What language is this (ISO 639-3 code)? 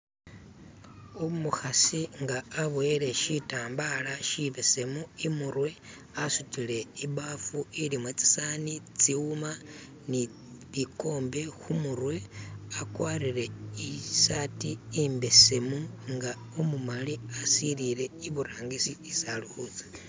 myx